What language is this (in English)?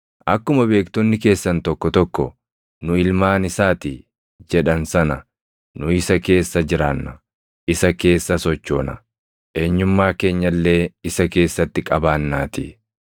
Oromo